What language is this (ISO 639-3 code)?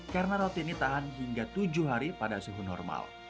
ind